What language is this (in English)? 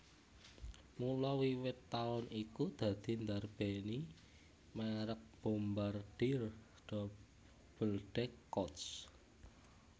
Javanese